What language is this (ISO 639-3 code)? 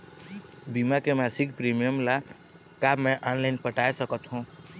hne